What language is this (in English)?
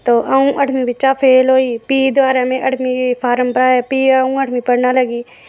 Dogri